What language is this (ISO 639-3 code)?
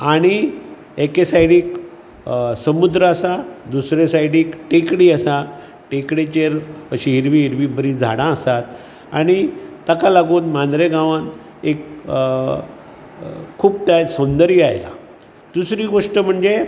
kok